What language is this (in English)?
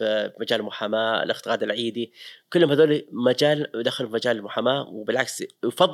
Arabic